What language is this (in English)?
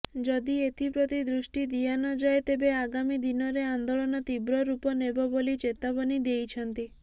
Odia